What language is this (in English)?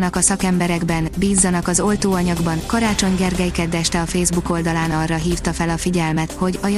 Hungarian